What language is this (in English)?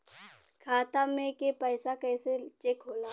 Bhojpuri